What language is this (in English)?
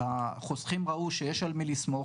Hebrew